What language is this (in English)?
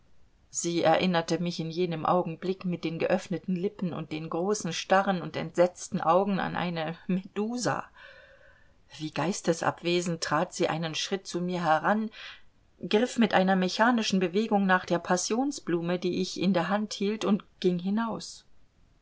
German